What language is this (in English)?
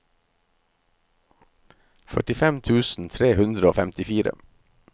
Norwegian